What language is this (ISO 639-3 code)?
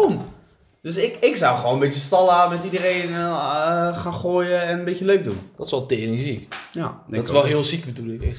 nld